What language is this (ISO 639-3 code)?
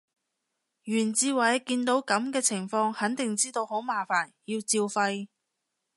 yue